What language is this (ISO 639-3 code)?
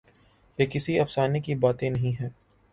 urd